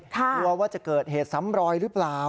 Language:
Thai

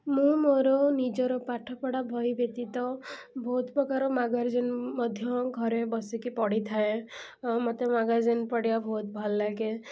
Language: Odia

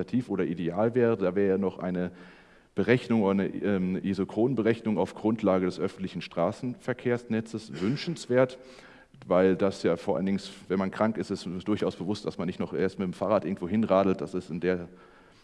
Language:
German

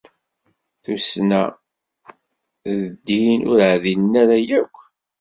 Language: Kabyle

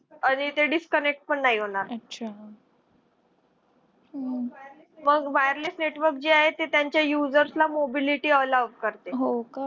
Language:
Marathi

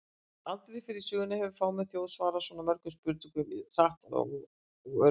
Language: Icelandic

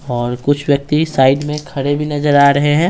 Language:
Hindi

